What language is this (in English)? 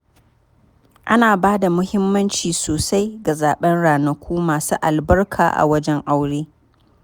Hausa